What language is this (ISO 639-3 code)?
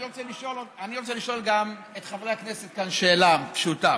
heb